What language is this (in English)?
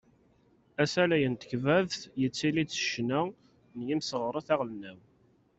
Kabyle